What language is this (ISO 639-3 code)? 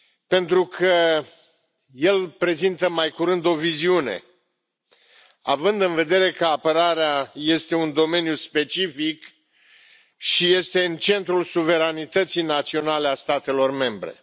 ron